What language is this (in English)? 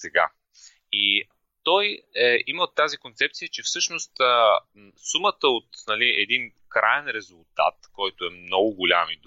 Bulgarian